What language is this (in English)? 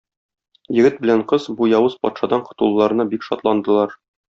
Tatar